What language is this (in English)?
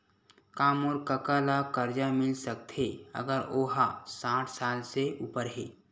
Chhattisgarhi